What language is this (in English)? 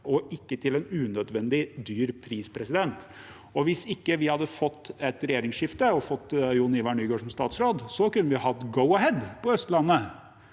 Norwegian